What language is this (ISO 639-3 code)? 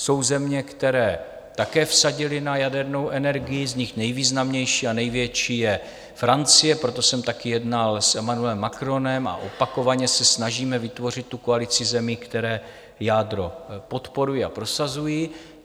ces